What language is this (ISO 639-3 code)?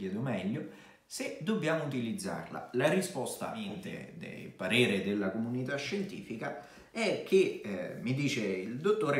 ita